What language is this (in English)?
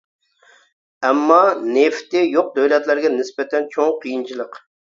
Uyghur